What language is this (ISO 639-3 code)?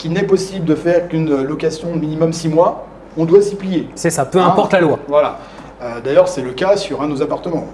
fra